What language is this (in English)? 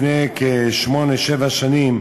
Hebrew